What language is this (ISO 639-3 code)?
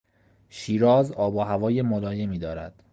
fas